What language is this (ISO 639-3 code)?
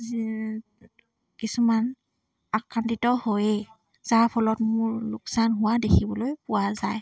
asm